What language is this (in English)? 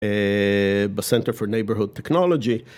Hebrew